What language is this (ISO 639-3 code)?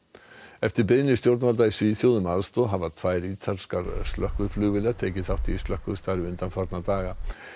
isl